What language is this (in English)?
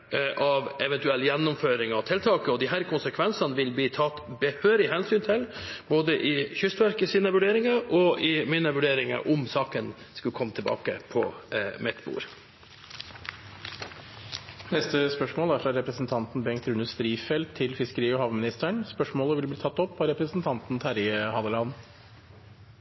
Norwegian